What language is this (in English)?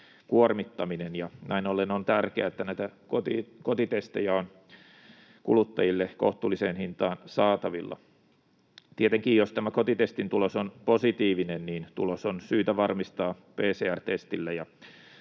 Finnish